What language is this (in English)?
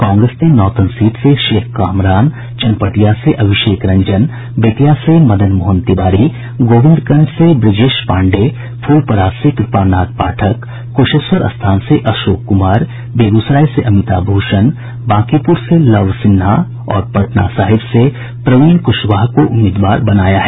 Hindi